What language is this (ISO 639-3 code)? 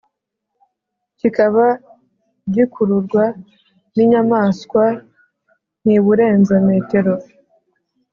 kin